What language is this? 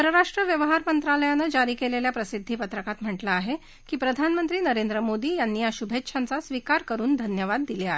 Marathi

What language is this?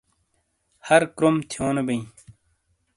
Shina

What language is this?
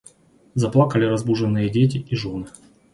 Russian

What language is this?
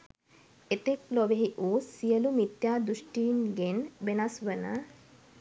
Sinhala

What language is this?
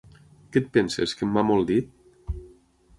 Catalan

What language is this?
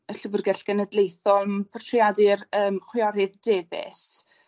Welsh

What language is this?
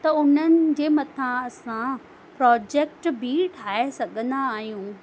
Sindhi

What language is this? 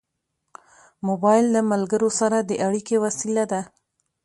Pashto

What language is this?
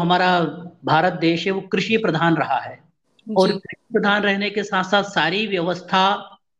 Hindi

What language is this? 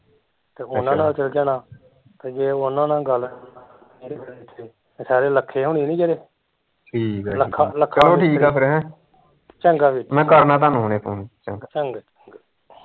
Punjabi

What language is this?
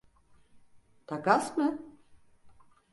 Turkish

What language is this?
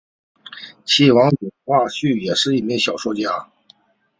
Chinese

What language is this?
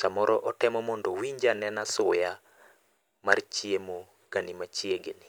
Luo (Kenya and Tanzania)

